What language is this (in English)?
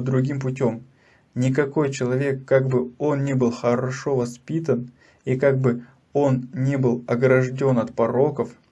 Russian